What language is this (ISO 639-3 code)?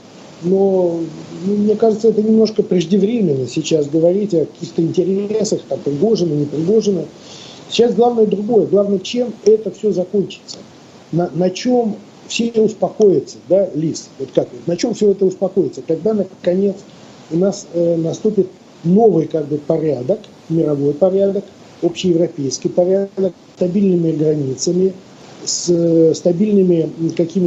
rus